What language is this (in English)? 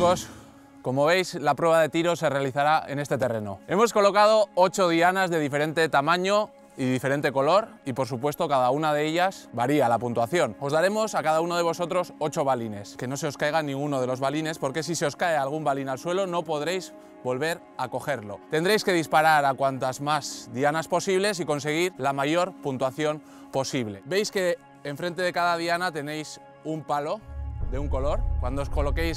Spanish